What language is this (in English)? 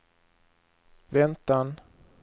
Swedish